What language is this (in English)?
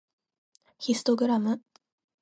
Japanese